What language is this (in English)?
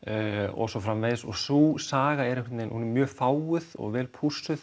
Icelandic